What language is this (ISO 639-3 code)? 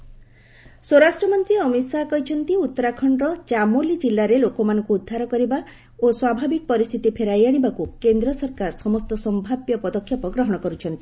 ori